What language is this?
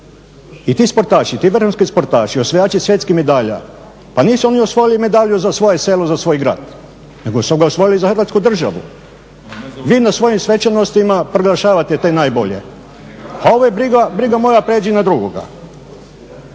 Croatian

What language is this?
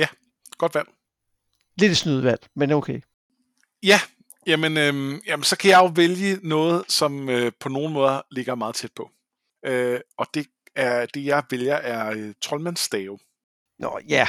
Danish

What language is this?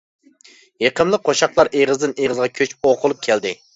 Uyghur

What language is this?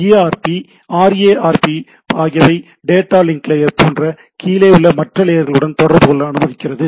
Tamil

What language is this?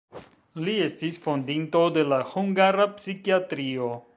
Esperanto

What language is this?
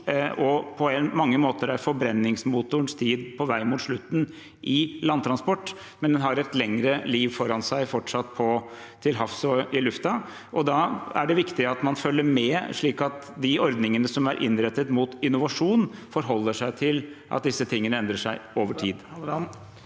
Norwegian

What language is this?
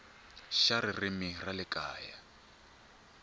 Tsonga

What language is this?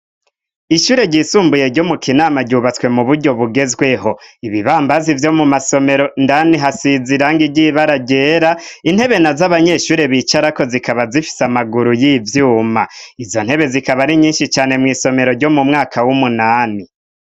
Rundi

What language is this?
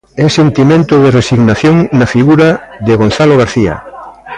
Galician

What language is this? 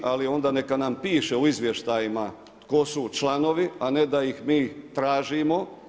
Croatian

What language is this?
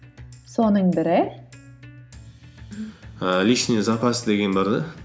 Kazakh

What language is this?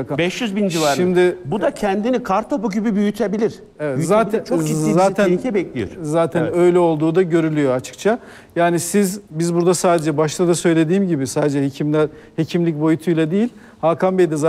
Turkish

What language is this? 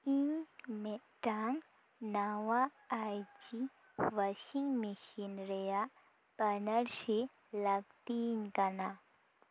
Santali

